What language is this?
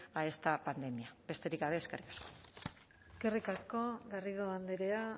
Basque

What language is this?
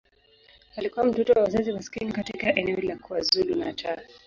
Swahili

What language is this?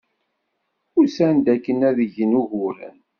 Kabyle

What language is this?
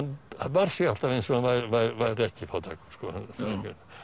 Icelandic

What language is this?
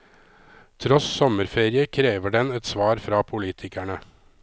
Norwegian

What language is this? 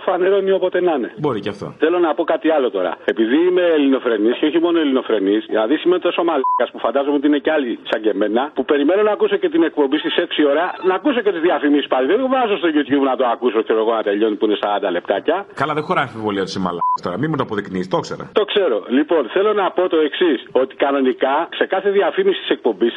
Greek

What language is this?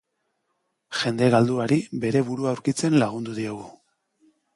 Basque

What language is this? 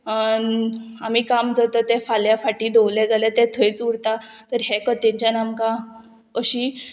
Konkani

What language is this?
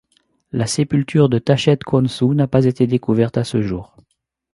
French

